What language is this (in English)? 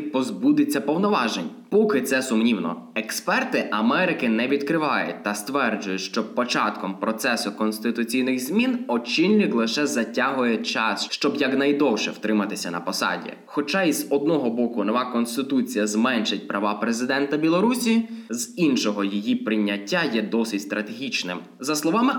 Ukrainian